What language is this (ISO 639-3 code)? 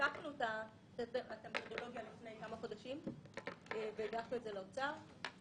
heb